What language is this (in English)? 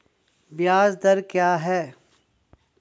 Hindi